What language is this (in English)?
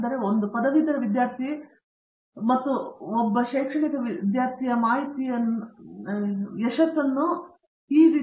Kannada